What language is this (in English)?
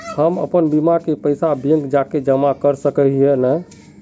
Magahi